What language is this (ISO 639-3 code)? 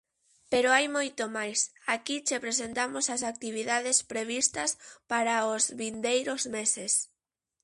glg